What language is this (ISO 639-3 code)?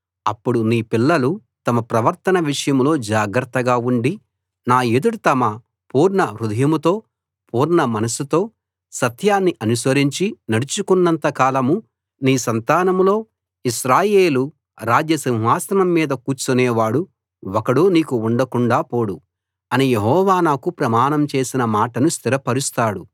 tel